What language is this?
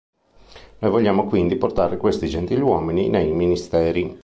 Italian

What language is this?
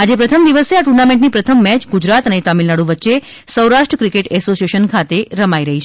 Gujarati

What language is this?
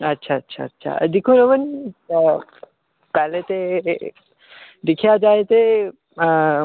Dogri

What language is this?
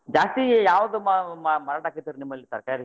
Kannada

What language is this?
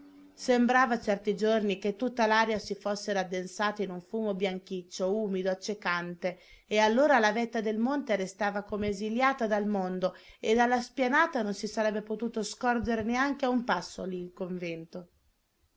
Italian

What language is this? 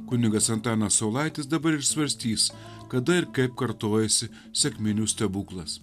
Lithuanian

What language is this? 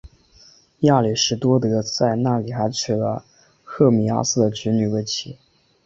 Chinese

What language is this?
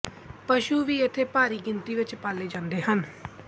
Punjabi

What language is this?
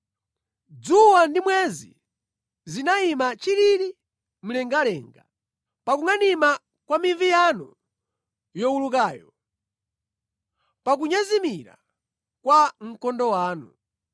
Nyanja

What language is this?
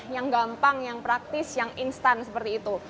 Indonesian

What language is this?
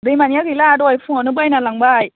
Bodo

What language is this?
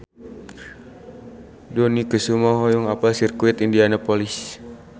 Sundanese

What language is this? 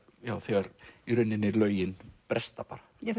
Icelandic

